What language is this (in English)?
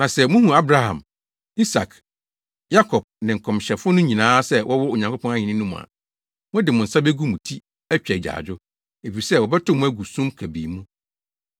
Akan